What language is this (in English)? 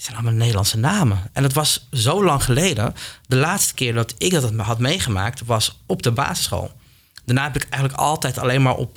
Dutch